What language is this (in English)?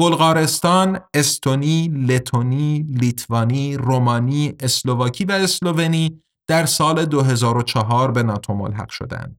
Persian